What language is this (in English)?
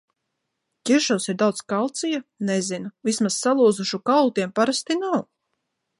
Latvian